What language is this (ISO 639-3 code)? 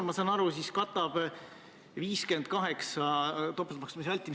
est